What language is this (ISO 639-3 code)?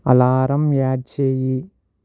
tel